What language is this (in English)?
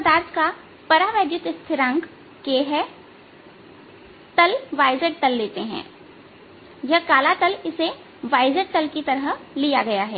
Hindi